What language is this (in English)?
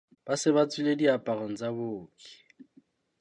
Southern Sotho